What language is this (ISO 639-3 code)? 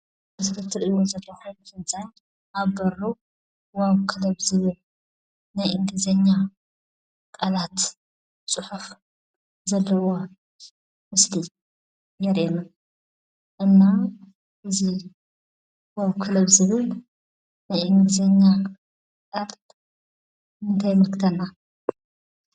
tir